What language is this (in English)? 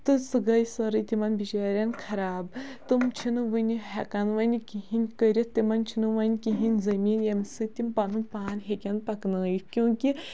Kashmiri